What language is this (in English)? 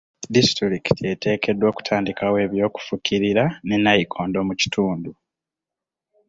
Ganda